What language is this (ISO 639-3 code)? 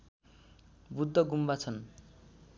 nep